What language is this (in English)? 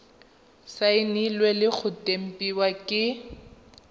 Tswana